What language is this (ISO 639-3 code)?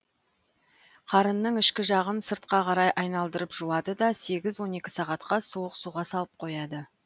kaz